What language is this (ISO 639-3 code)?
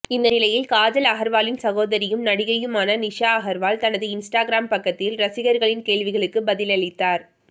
tam